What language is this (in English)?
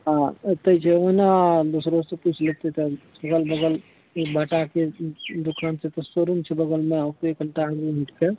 Maithili